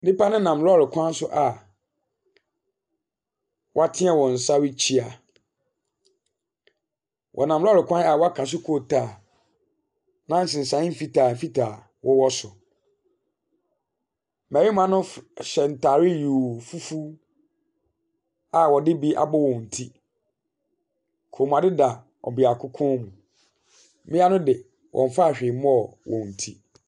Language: Akan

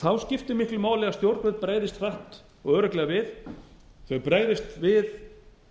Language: Icelandic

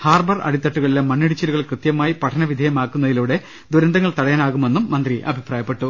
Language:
Malayalam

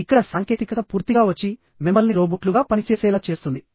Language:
Telugu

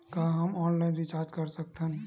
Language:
Chhattisgarhi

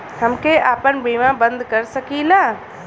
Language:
Bhojpuri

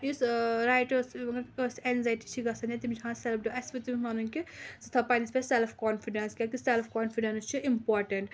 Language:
Kashmiri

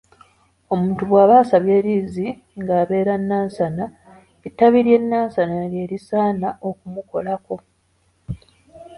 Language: Ganda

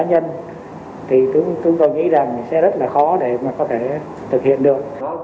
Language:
Vietnamese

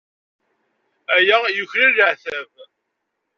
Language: Kabyle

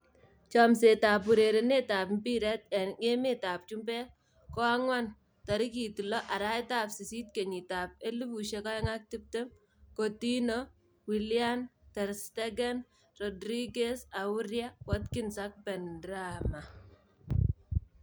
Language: Kalenjin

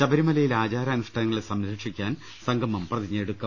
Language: Malayalam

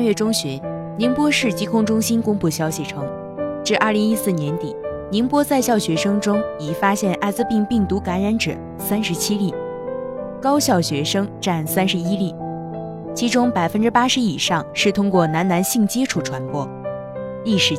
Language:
Chinese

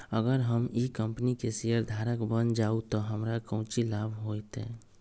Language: Magahi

